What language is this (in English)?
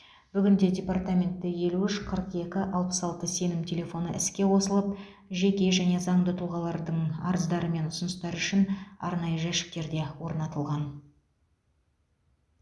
Kazakh